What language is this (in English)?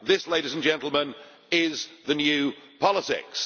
English